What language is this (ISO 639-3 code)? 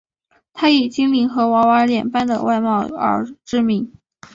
zho